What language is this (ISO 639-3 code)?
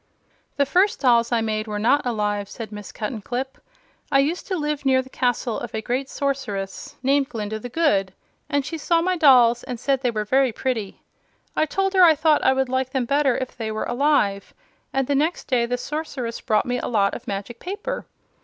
eng